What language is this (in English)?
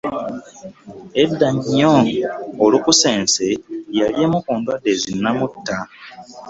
Ganda